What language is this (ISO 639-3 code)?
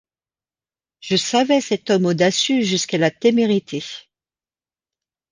fra